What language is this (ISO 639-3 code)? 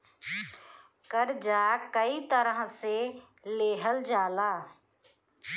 bho